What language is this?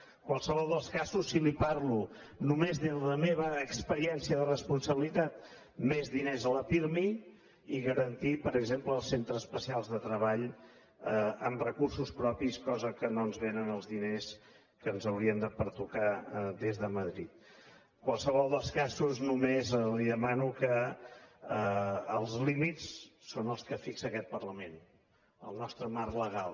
Catalan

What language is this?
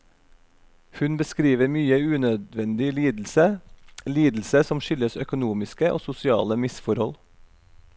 Norwegian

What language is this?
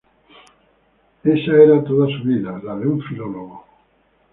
Spanish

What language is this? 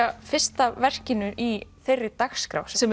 Icelandic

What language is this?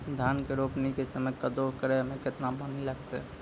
Maithili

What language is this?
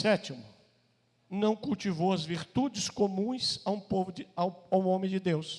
Portuguese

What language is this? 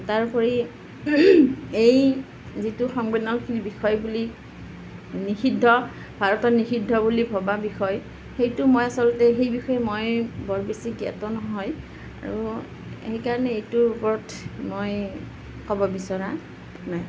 Assamese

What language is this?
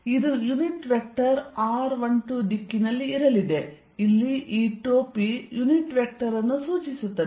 Kannada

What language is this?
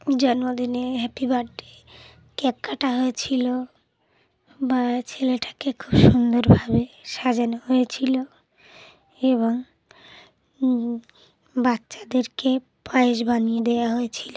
Bangla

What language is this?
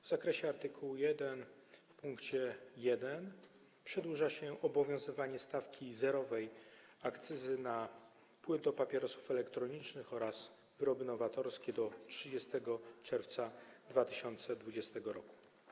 Polish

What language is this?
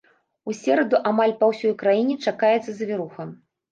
Belarusian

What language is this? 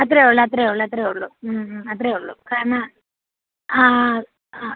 Malayalam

